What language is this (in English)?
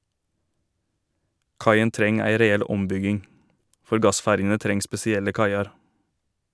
Norwegian